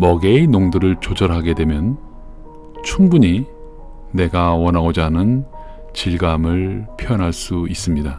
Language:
Korean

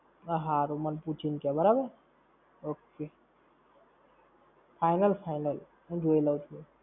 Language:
Gujarati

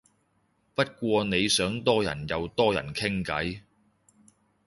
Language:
Cantonese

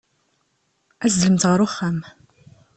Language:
Kabyle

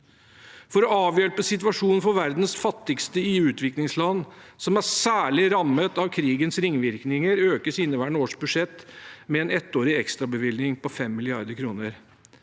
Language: Norwegian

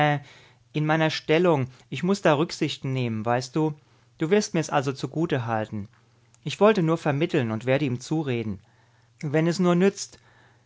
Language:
German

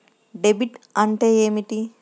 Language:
Telugu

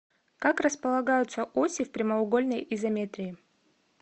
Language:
Russian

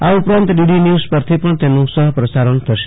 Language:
Gujarati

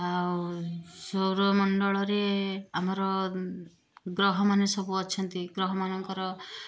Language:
Odia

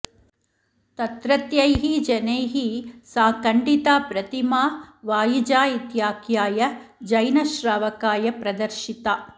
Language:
Sanskrit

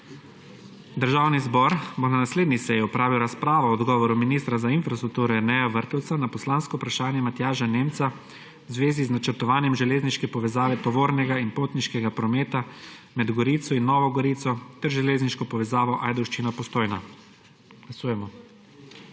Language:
Slovenian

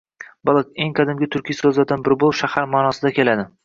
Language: Uzbek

